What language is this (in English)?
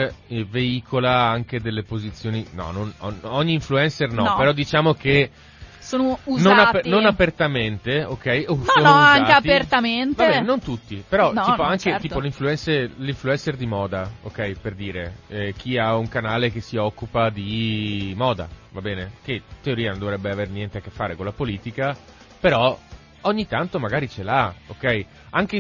Italian